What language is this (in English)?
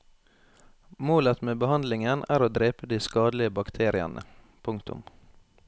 Norwegian